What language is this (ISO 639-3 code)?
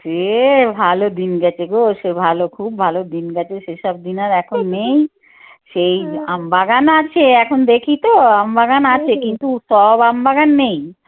ben